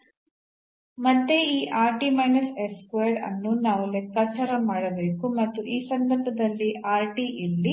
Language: Kannada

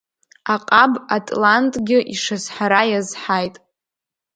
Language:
Abkhazian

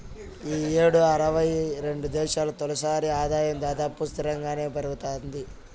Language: Telugu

